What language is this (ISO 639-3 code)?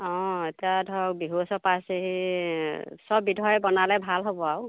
asm